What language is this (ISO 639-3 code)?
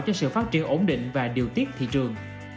vie